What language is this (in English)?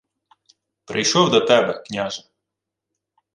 Ukrainian